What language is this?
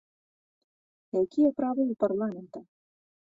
Belarusian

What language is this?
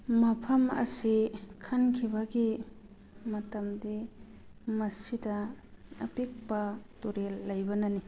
Manipuri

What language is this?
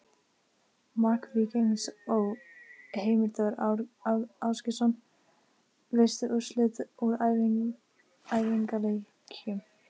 Icelandic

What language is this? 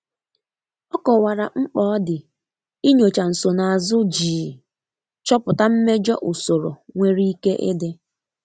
Igbo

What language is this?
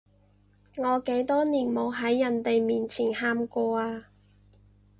Cantonese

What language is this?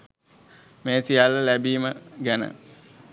Sinhala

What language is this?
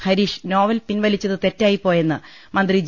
Malayalam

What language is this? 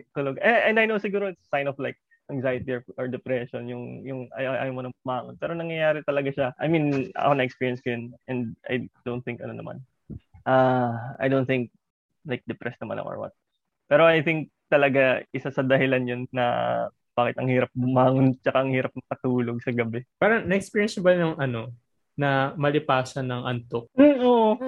Filipino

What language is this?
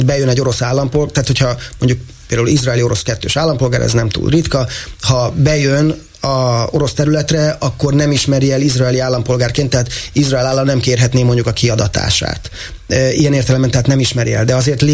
Hungarian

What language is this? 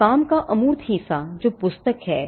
Hindi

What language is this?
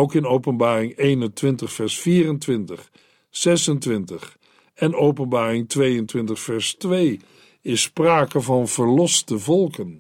Dutch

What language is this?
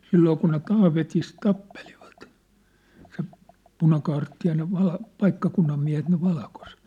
Finnish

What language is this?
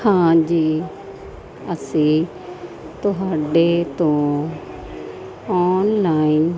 Punjabi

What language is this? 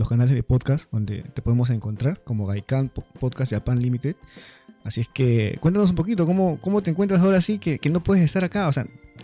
Spanish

